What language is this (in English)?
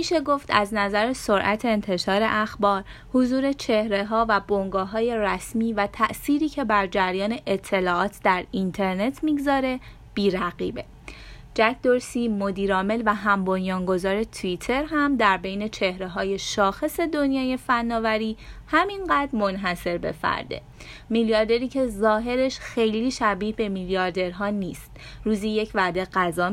Persian